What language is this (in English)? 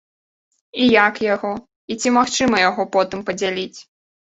Belarusian